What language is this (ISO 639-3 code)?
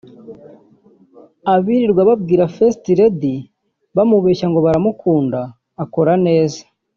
kin